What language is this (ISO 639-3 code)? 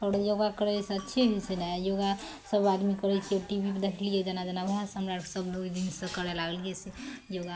mai